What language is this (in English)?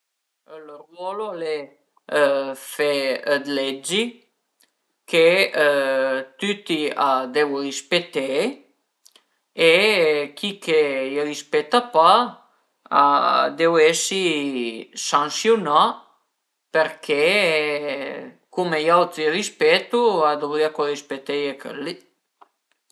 Piedmontese